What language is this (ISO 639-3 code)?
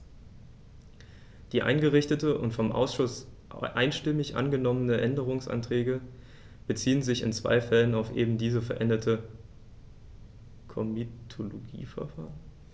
deu